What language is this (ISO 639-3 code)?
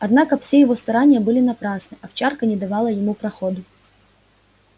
rus